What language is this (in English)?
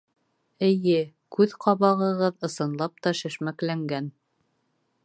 Bashkir